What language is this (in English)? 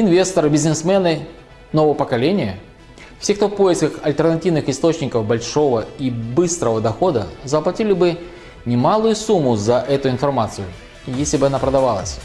Russian